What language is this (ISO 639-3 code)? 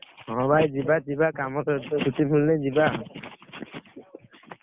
ori